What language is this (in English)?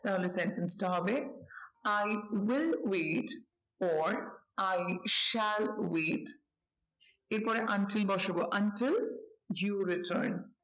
Bangla